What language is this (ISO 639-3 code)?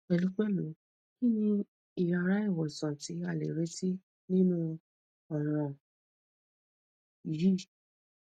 yor